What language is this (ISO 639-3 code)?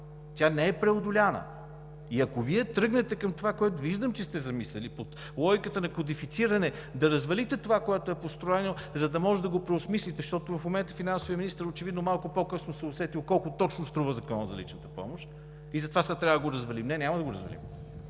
bul